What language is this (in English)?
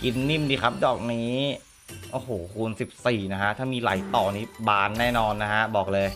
Thai